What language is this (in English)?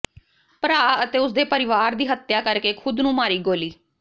Punjabi